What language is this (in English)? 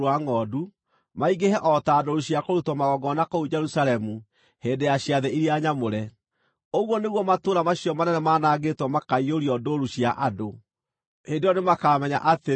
Kikuyu